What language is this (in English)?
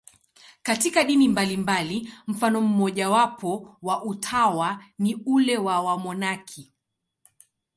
Swahili